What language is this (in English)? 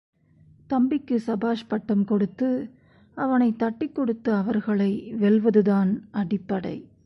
Tamil